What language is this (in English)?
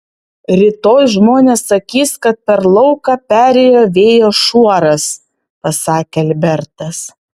Lithuanian